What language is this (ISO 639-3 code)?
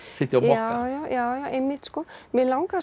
isl